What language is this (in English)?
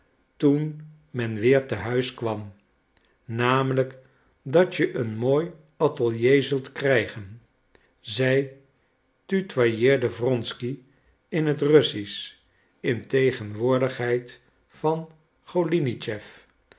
Dutch